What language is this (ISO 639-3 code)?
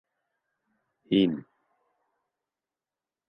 bak